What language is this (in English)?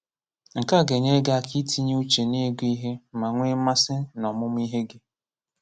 Igbo